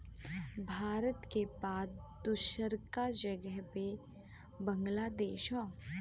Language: Bhojpuri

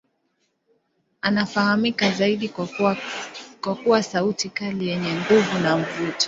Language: Swahili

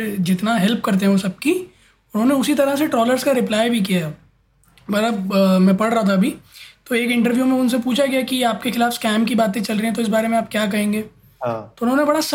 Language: Hindi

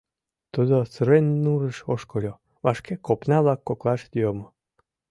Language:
Mari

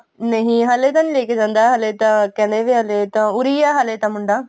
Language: Punjabi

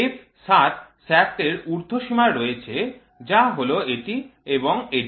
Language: Bangla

